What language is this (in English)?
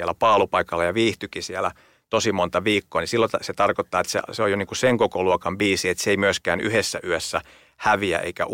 Finnish